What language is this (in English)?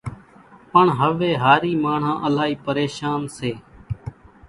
Kachi Koli